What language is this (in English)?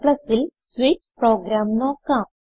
Malayalam